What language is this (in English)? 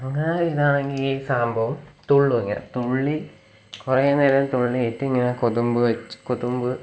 Malayalam